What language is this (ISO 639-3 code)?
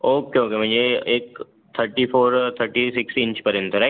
mar